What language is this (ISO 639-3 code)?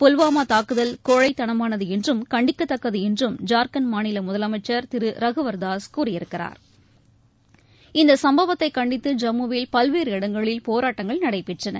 tam